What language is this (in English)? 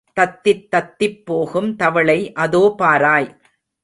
Tamil